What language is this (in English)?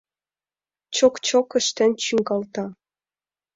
Mari